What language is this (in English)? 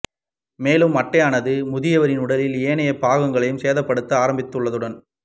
Tamil